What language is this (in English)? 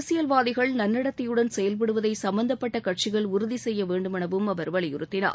Tamil